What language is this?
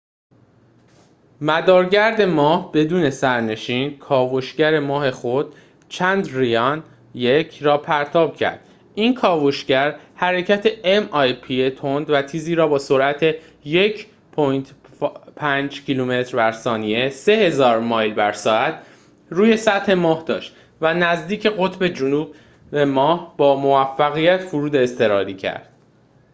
Persian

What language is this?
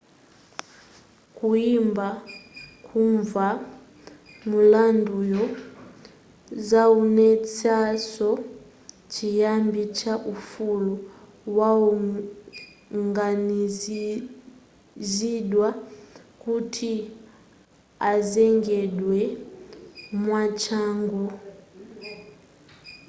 Nyanja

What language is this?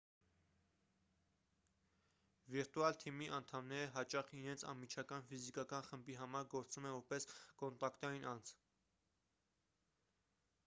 Armenian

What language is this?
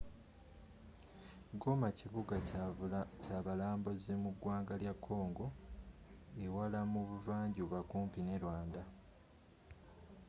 Ganda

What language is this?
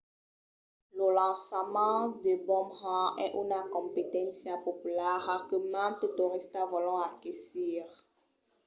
Occitan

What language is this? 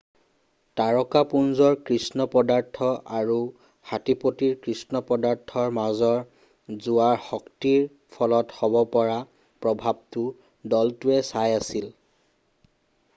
Assamese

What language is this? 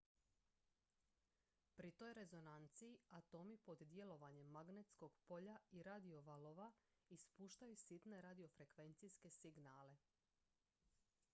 Croatian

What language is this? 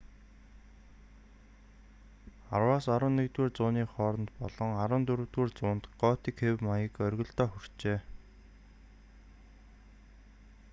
Mongolian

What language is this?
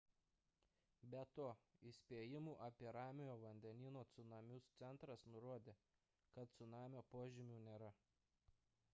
Lithuanian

